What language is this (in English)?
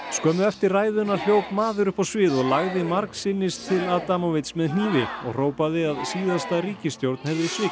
Icelandic